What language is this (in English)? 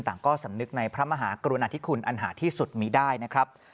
Thai